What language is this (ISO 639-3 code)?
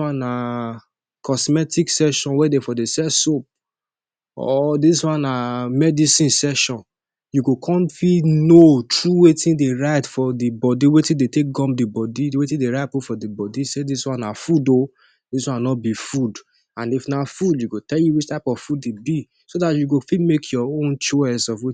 pcm